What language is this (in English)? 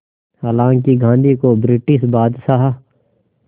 Hindi